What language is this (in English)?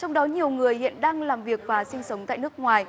Vietnamese